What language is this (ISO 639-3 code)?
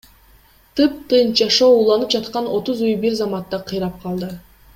kir